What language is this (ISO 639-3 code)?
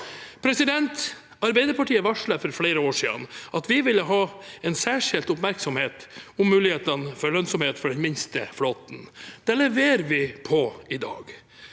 nor